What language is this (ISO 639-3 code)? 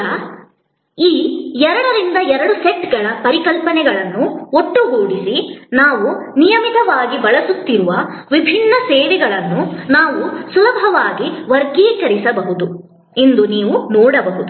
kan